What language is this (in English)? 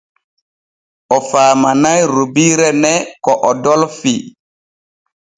Borgu Fulfulde